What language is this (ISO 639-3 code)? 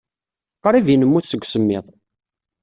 kab